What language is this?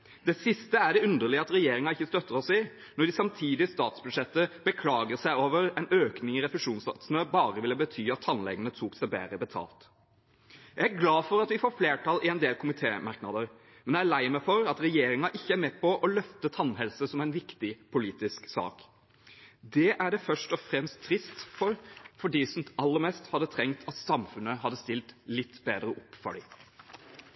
Norwegian Bokmål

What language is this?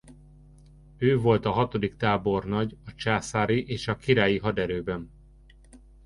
Hungarian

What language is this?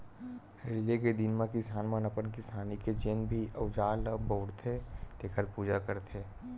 Chhattisgarhi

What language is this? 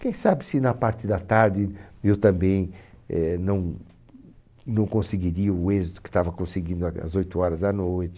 Portuguese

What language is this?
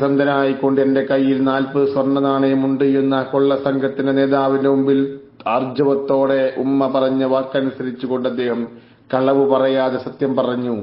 Arabic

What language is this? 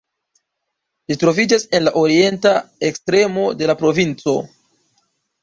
Esperanto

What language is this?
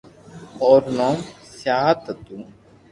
Loarki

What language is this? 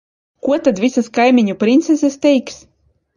Latvian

